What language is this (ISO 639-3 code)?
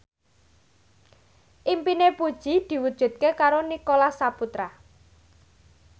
jav